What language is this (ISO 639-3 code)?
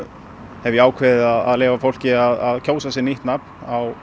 isl